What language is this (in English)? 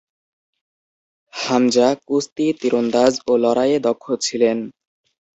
Bangla